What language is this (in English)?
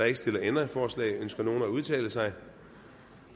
Danish